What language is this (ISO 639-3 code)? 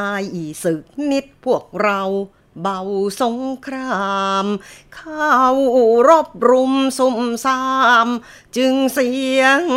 tha